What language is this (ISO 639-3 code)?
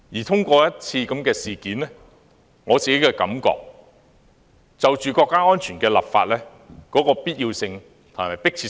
yue